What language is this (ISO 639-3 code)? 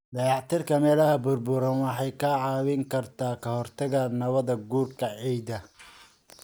som